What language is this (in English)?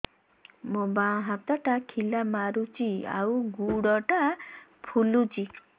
Odia